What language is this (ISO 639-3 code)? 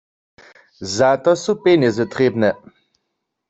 hsb